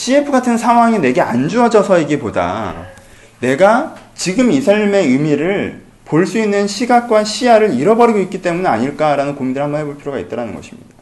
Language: Korean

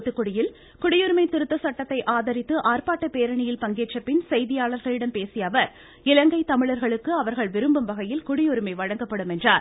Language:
Tamil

